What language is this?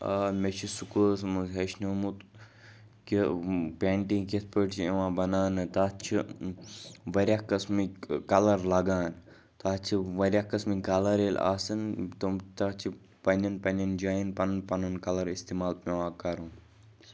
Kashmiri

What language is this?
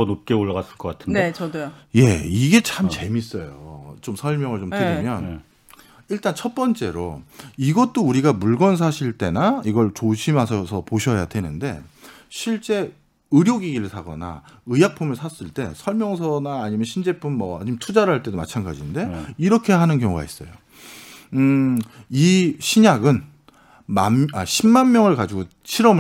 Korean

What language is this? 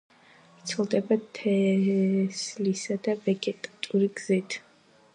Georgian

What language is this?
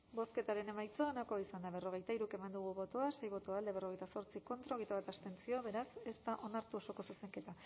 Basque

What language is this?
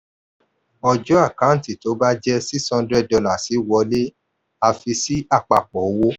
Yoruba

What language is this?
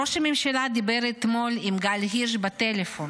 Hebrew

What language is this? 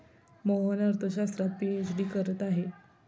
Marathi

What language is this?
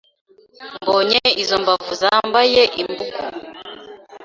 Kinyarwanda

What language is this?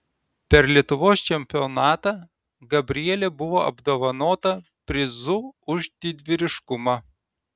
Lithuanian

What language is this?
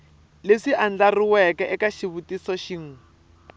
Tsonga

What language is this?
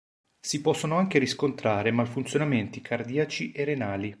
Italian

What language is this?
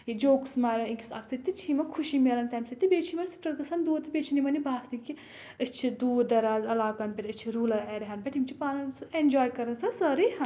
Kashmiri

